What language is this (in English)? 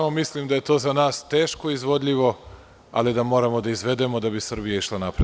Serbian